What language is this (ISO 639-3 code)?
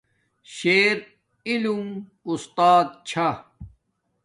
dmk